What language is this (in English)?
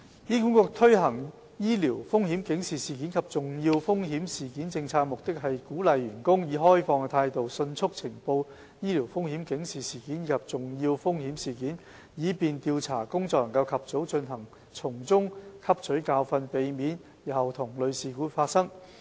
Cantonese